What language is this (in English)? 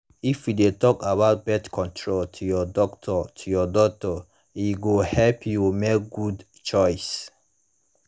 Nigerian Pidgin